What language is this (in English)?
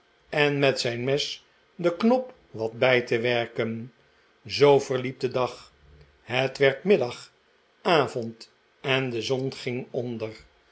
Dutch